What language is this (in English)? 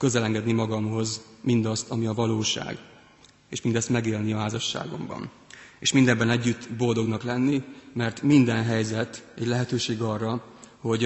Hungarian